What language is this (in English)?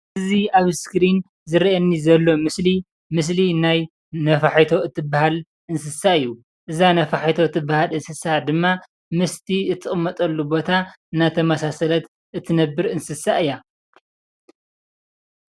Tigrinya